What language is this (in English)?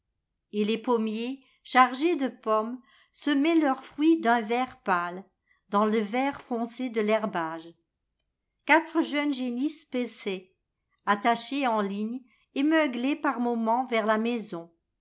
French